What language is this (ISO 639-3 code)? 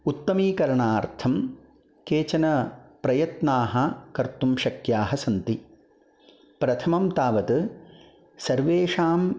san